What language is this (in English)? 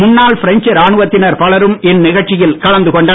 Tamil